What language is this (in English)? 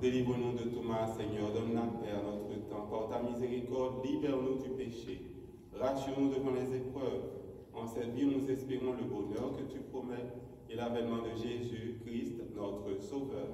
French